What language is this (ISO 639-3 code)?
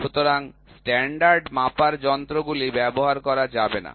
ben